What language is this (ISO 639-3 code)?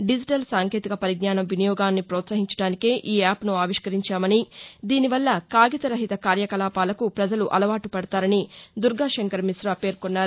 tel